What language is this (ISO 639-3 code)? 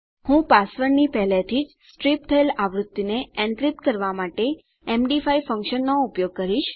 guj